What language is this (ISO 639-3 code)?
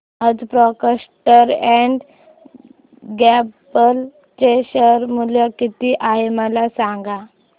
mar